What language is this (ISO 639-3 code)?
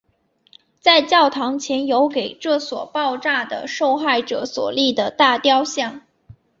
zho